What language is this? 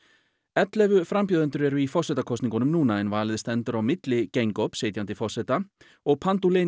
Icelandic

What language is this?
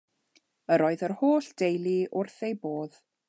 Welsh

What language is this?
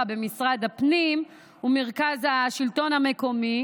Hebrew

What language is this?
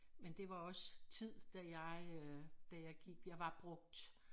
Danish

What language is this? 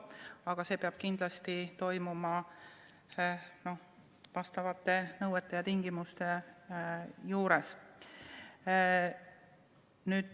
Estonian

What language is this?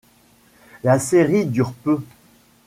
French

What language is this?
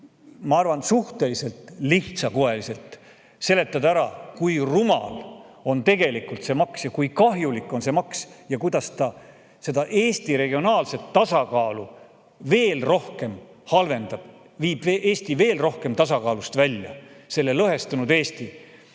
Estonian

